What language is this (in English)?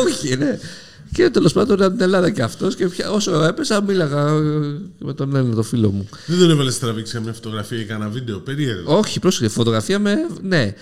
Greek